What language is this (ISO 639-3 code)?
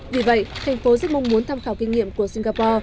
vie